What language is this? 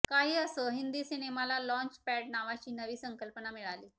Marathi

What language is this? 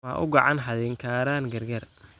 Somali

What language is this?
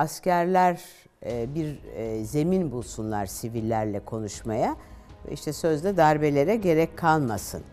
Turkish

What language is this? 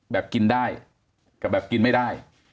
Thai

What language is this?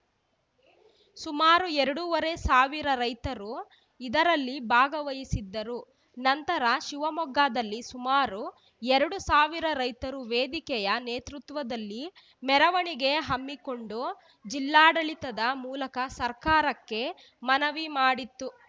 Kannada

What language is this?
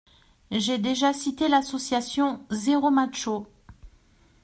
French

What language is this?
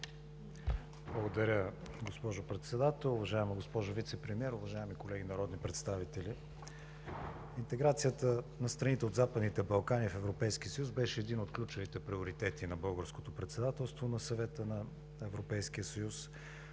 Bulgarian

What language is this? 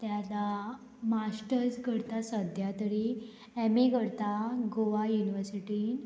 Konkani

